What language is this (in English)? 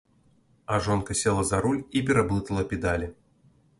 Belarusian